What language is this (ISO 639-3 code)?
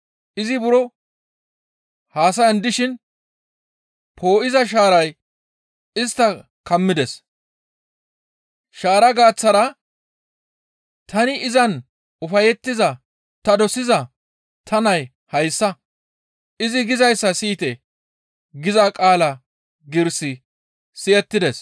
gmv